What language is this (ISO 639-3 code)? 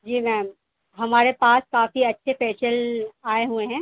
urd